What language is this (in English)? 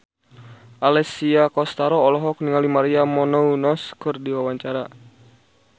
Sundanese